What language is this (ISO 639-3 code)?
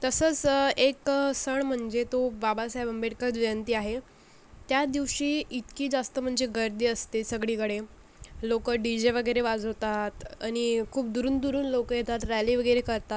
mar